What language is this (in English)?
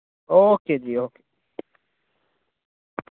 Dogri